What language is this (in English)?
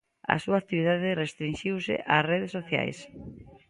Galician